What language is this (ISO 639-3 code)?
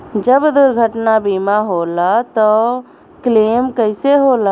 bho